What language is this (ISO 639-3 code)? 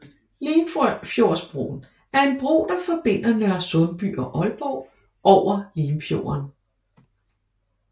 dan